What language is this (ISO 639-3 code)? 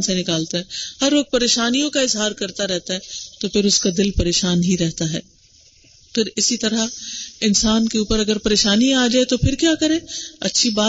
urd